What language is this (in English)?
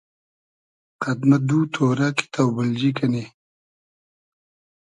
Hazaragi